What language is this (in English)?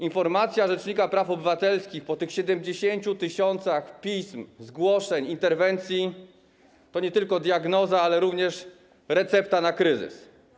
Polish